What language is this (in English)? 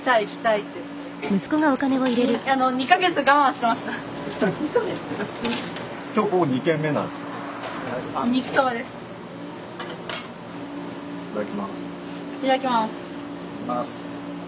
Japanese